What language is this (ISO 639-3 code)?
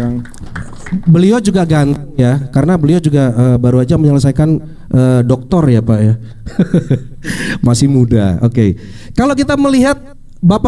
ind